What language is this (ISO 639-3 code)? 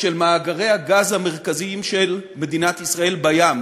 heb